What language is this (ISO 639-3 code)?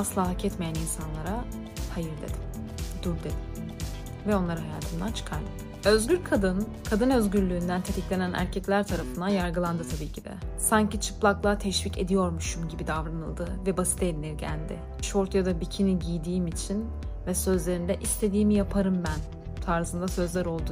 tur